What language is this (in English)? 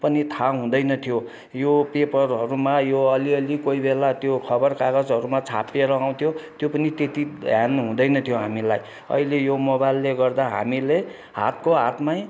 Nepali